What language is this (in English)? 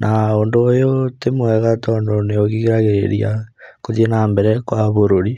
Kikuyu